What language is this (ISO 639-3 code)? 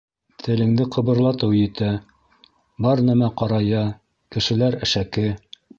bak